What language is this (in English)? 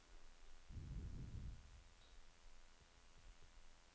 Norwegian